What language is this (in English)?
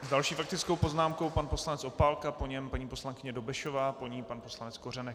Czech